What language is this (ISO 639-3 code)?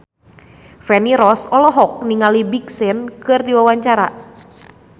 sun